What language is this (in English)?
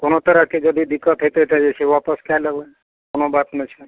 Maithili